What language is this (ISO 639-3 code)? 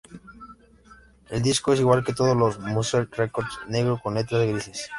spa